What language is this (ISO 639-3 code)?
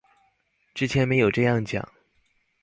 zho